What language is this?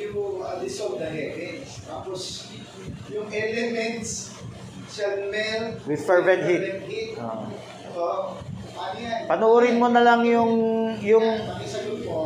Filipino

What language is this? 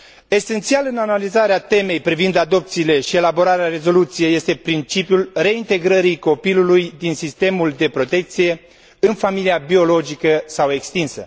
Romanian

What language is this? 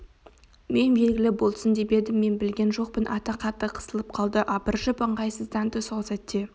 Kazakh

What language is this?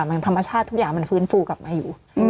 Thai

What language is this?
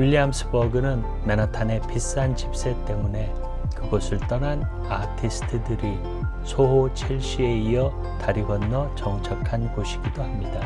Korean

